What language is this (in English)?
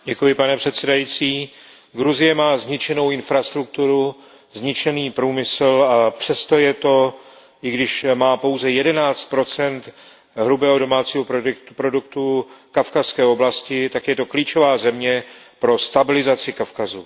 Czech